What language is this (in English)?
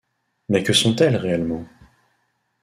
French